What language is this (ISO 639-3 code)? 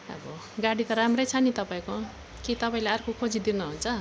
nep